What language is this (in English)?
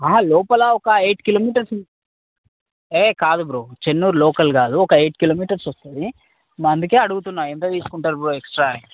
Telugu